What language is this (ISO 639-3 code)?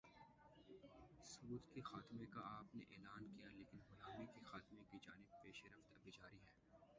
urd